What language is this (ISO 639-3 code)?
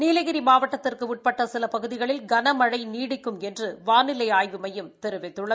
tam